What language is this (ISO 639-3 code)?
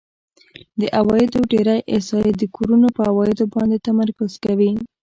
pus